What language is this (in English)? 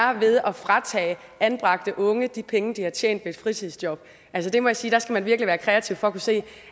Danish